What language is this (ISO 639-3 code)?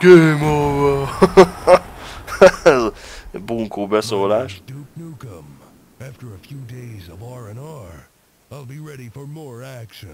hun